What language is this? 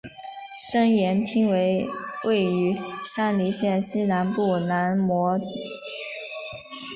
Chinese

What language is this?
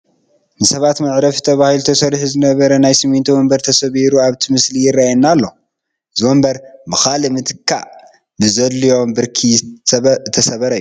Tigrinya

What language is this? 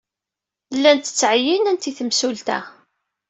Kabyle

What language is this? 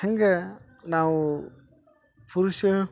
Kannada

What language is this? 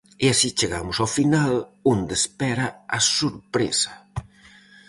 Galician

